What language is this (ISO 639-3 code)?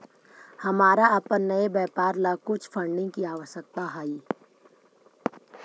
mag